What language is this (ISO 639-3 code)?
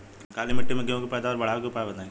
bho